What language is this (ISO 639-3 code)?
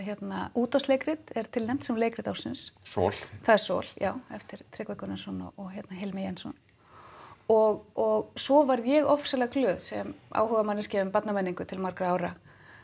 isl